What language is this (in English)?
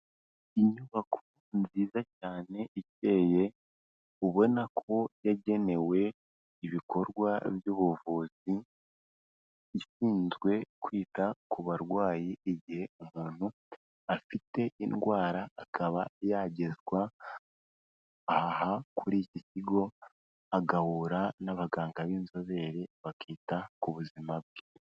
Kinyarwanda